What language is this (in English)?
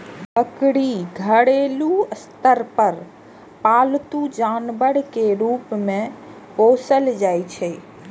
Maithili